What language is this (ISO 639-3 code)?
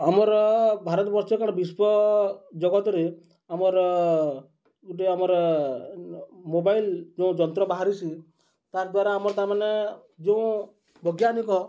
ori